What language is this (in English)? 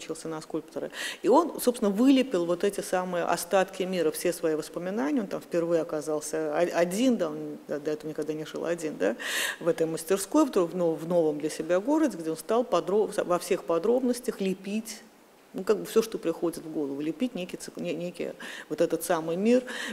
Russian